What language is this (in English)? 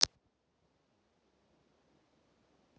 Russian